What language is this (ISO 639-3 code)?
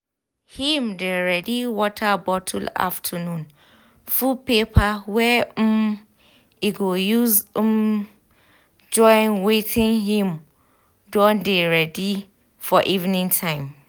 pcm